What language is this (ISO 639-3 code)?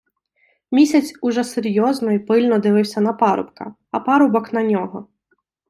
ukr